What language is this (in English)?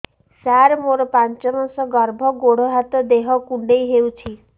Odia